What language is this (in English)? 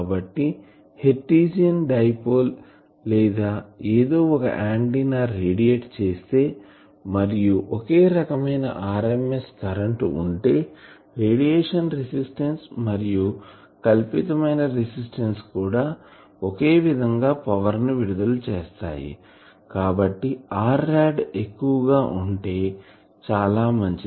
Telugu